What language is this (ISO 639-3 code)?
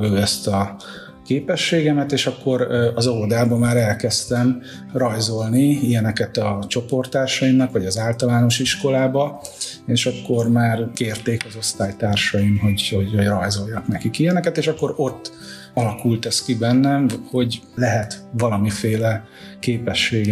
hun